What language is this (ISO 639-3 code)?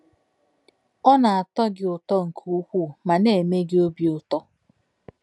ibo